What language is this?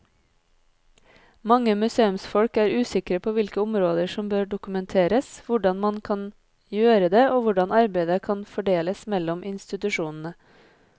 Norwegian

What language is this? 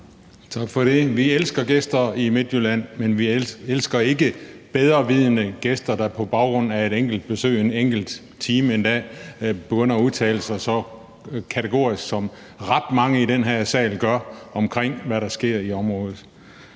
Danish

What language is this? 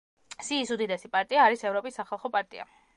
Georgian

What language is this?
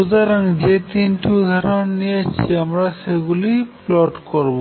Bangla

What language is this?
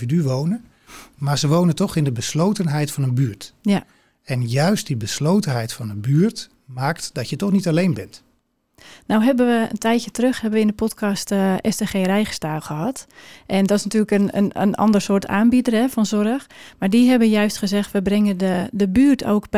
Dutch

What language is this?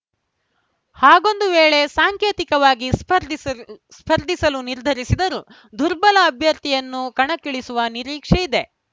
Kannada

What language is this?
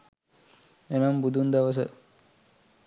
Sinhala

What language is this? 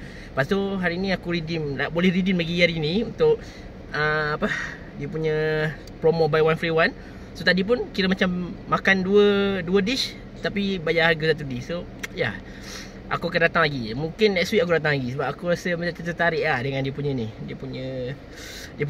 Malay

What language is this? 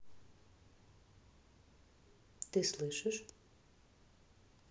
Russian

